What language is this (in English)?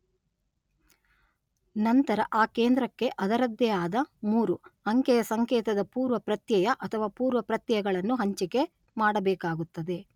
Kannada